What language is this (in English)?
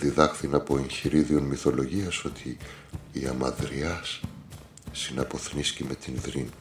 Greek